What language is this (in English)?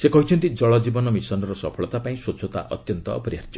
Odia